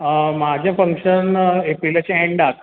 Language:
Konkani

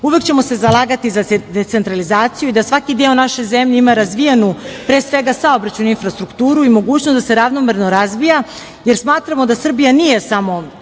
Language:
Serbian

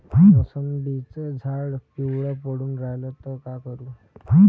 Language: Marathi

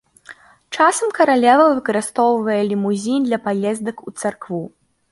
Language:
Belarusian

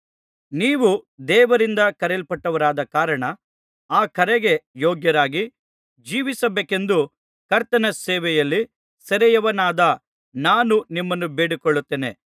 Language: Kannada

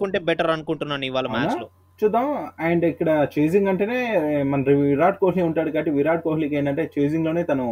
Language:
Telugu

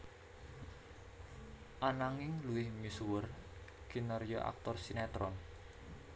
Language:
Javanese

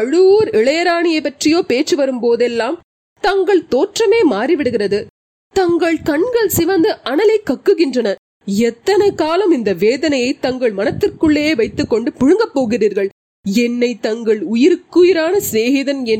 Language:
Tamil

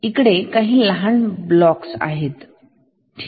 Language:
Marathi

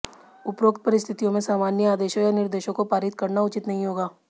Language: Hindi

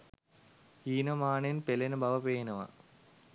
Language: Sinhala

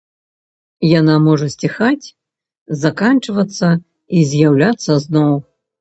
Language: Belarusian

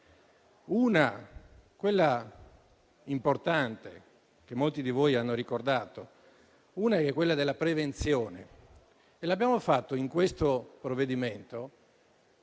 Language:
Italian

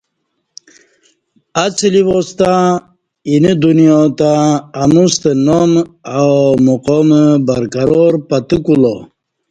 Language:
Kati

